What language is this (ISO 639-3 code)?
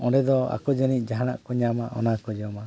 sat